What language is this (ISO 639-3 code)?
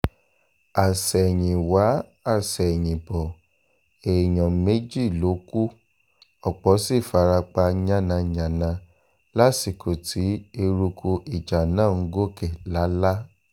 yor